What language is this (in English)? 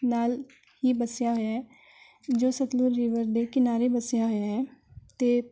Punjabi